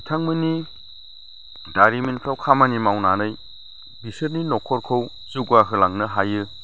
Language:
Bodo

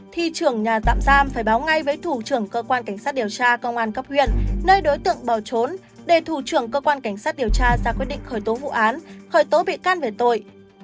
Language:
Vietnamese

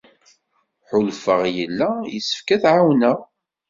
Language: Kabyle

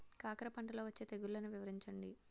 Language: Telugu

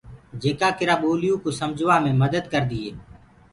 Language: Gurgula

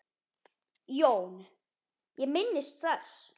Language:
Icelandic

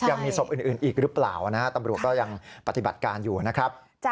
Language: Thai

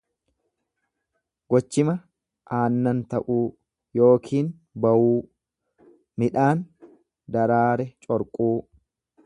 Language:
Oromo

